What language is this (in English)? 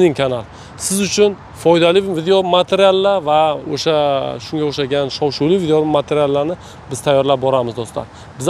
Turkish